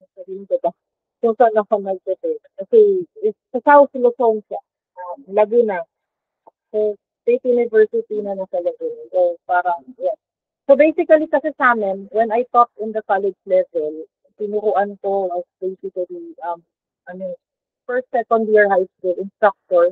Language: Filipino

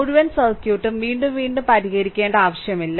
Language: Malayalam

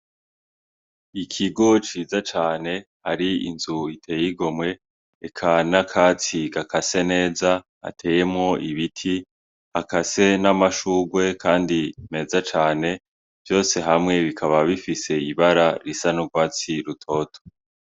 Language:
Rundi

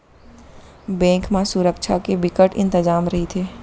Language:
Chhattisgarhi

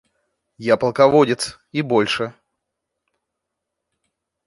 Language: Russian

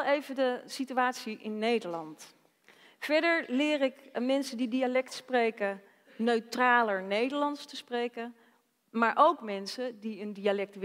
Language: Dutch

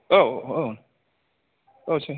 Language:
Bodo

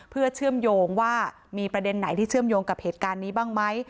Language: Thai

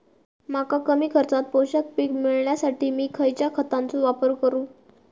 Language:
Marathi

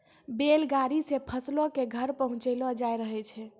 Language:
Maithili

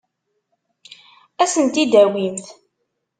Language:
Kabyle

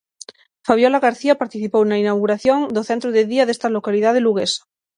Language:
Galician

